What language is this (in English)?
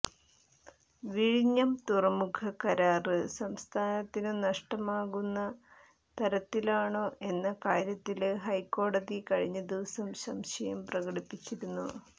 Malayalam